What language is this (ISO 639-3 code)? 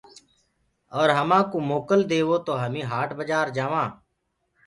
ggg